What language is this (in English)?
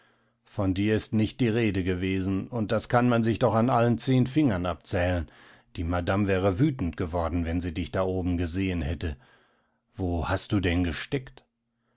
German